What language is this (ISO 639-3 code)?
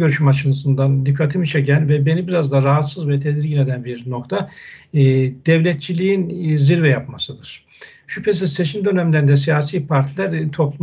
tur